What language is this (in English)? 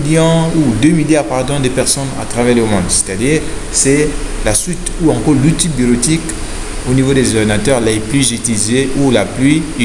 French